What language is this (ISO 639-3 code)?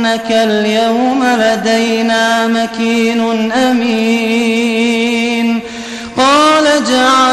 ara